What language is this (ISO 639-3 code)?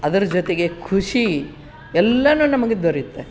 kan